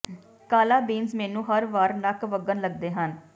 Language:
Punjabi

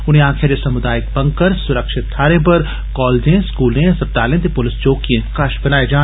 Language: Dogri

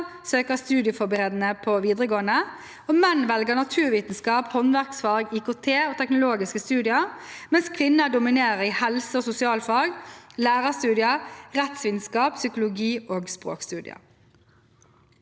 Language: Norwegian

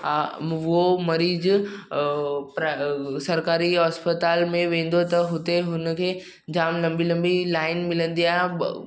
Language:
Sindhi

